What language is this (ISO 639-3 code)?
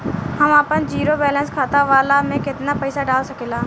bho